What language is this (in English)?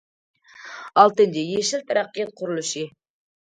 Uyghur